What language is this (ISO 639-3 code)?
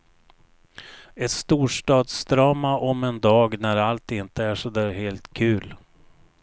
swe